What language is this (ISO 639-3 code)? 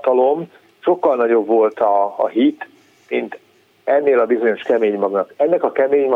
hun